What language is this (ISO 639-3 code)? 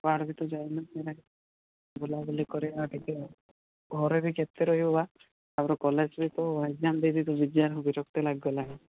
ori